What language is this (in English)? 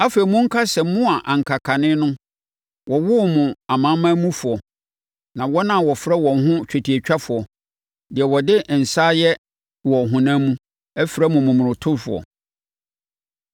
Akan